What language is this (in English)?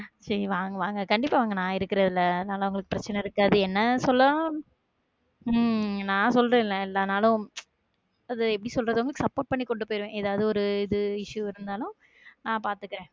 Tamil